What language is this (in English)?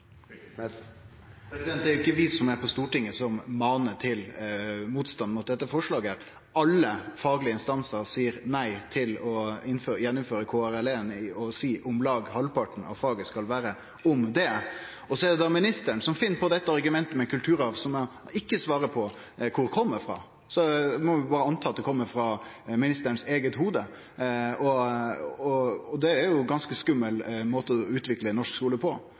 Norwegian Nynorsk